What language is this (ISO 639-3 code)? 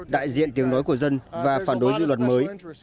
vie